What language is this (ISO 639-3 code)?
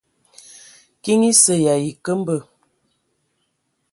ewo